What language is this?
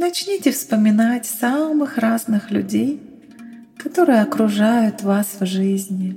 Russian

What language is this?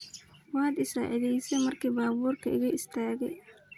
Somali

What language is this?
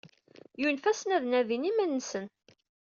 Kabyle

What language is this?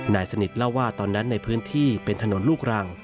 Thai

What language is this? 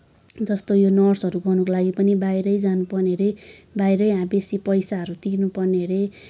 Nepali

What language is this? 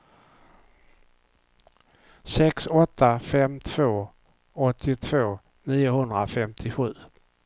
Swedish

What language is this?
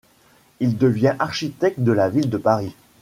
French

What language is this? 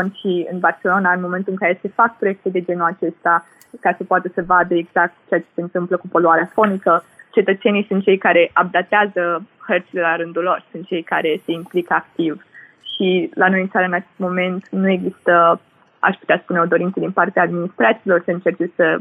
Romanian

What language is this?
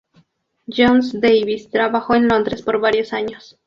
Spanish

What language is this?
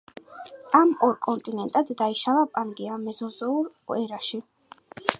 Georgian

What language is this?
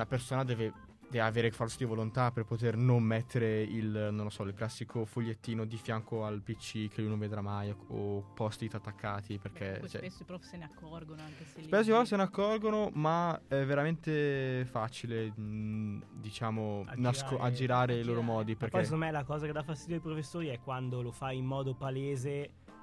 Italian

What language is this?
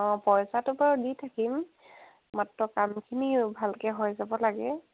Assamese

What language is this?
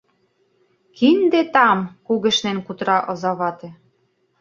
Mari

